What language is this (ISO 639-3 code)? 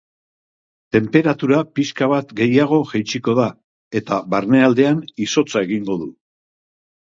eus